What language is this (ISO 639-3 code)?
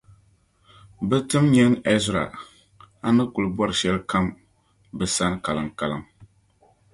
dag